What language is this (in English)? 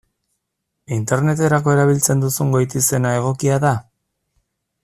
Basque